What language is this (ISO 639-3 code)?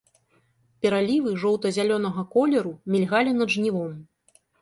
bel